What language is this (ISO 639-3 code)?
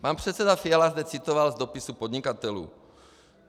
ces